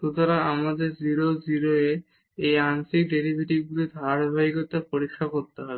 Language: Bangla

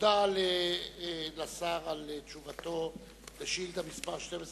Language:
Hebrew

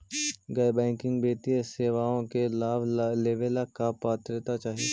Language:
Magahi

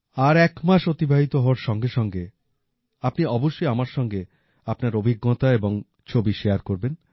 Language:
Bangla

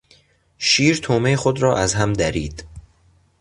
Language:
Persian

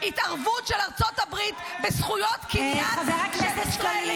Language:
Hebrew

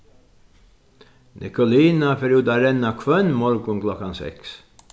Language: Faroese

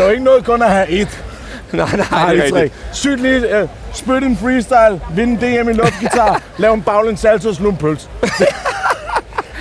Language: Danish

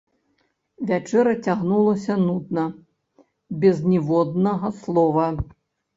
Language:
Belarusian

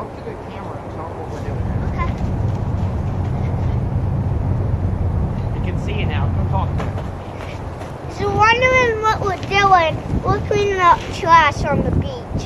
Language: English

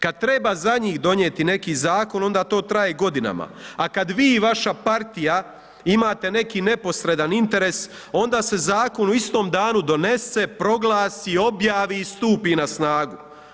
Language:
Croatian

